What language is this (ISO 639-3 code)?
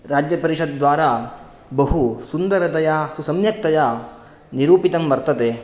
san